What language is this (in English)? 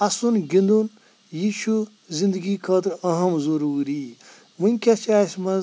Kashmiri